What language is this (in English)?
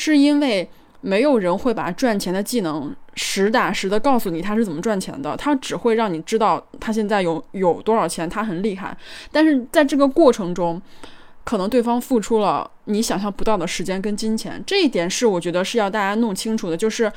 Chinese